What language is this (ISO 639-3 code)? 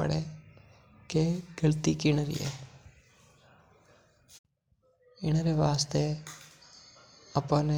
mtr